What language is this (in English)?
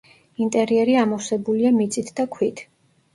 Georgian